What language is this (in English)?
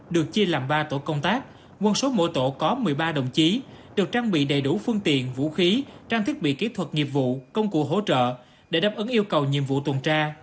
Vietnamese